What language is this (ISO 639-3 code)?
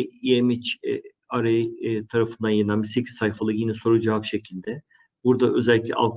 tur